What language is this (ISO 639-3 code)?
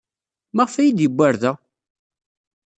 kab